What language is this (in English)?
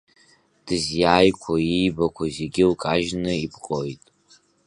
Abkhazian